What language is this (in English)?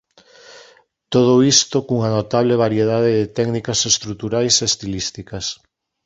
Galician